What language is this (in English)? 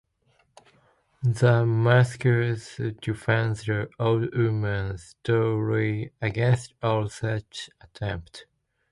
English